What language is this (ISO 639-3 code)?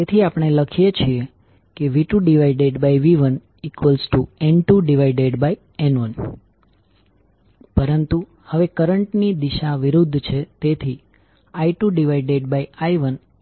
guj